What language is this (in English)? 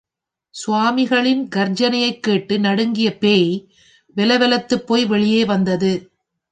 Tamil